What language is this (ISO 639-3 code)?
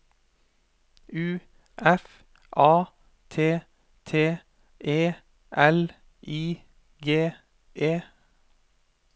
nor